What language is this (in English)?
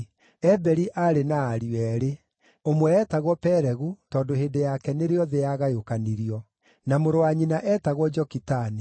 Kikuyu